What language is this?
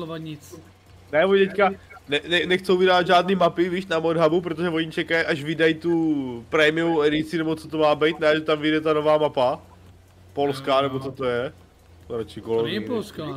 Czech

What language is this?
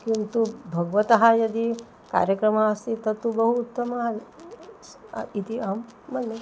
Sanskrit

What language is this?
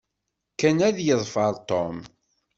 Kabyle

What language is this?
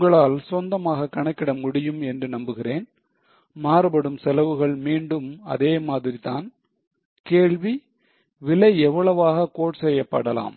Tamil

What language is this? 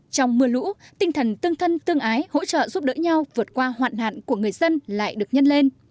Vietnamese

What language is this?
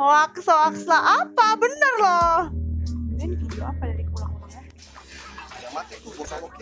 Indonesian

